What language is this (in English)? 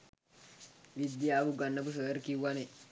Sinhala